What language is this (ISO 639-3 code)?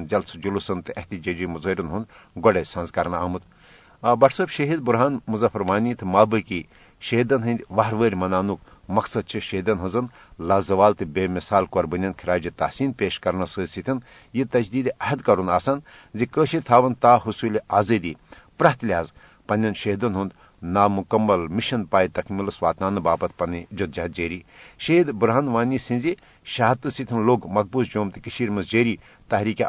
urd